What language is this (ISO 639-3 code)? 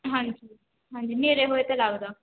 pan